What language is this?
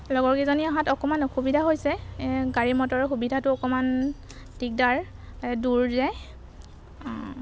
Assamese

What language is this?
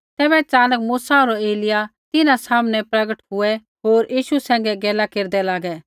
Kullu Pahari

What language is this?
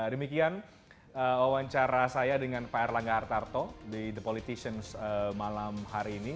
Indonesian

